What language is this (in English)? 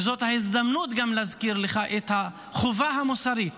Hebrew